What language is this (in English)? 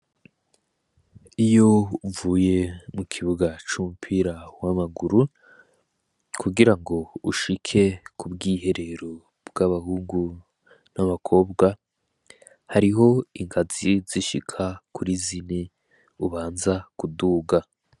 Rundi